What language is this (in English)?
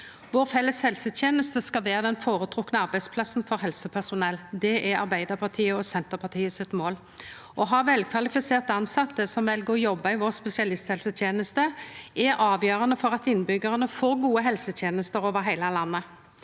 Norwegian